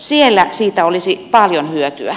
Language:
Finnish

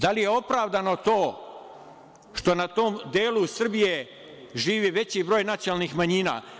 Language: Serbian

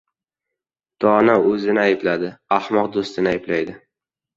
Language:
Uzbek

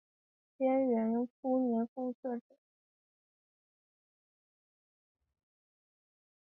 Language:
Chinese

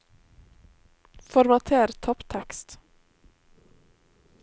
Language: Norwegian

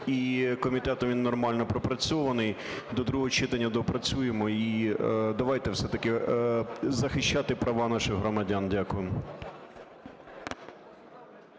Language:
Ukrainian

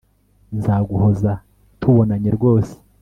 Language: Kinyarwanda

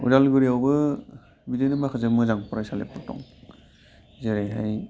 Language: Bodo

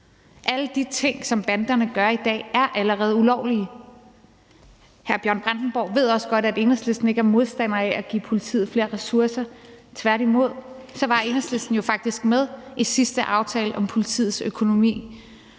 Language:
Danish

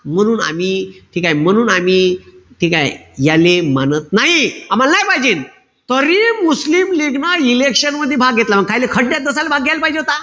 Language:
Marathi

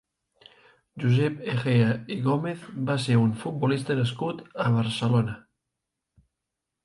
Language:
Catalan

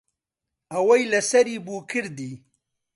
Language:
Central Kurdish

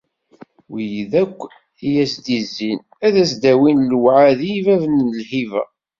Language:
Kabyle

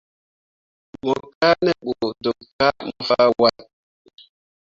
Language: Mundang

